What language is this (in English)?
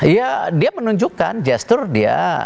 Indonesian